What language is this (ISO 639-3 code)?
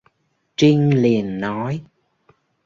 vie